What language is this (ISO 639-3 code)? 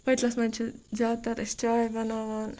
kas